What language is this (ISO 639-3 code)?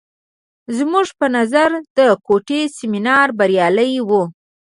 pus